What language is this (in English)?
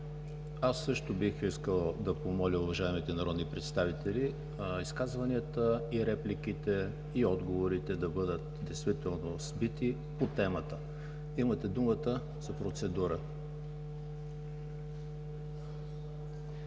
Bulgarian